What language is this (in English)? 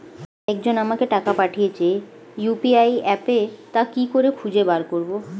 Bangla